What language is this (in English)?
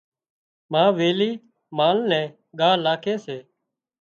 Wadiyara Koli